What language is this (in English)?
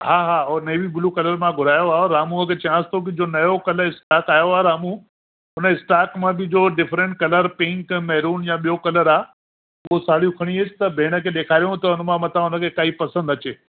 Sindhi